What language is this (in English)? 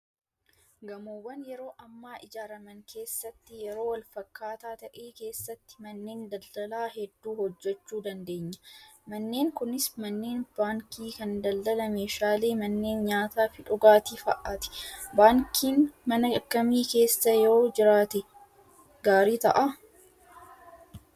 Oromo